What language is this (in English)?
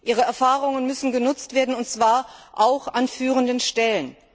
German